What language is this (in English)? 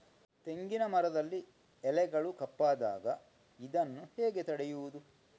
Kannada